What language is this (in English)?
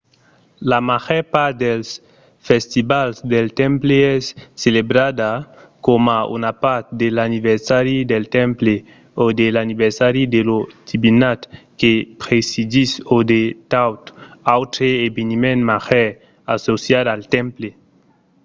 Occitan